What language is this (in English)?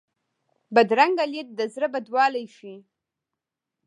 Pashto